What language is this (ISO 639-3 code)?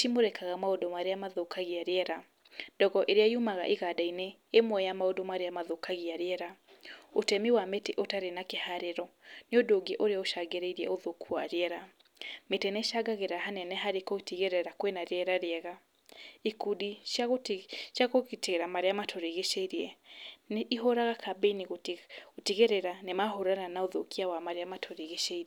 kik